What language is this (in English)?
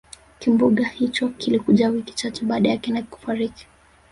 Swahili